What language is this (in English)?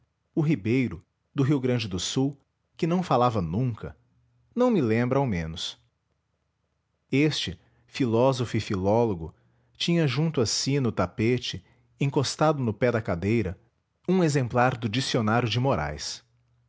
Portuguese